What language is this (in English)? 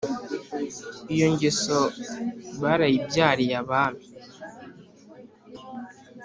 Kinyarwanda